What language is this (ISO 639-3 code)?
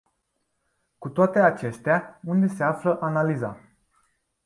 ron